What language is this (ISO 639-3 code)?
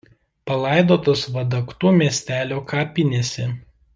lit